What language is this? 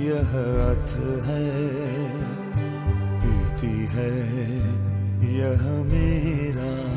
Hindi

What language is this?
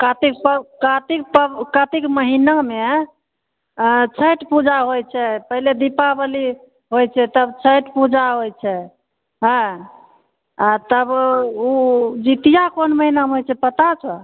Maithili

